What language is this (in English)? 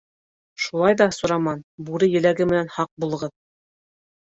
Bashkir